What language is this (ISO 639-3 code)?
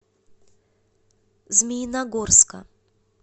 rus